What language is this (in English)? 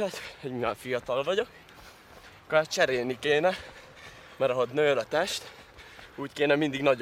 Hungarian